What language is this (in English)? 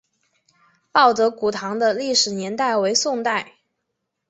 Chinese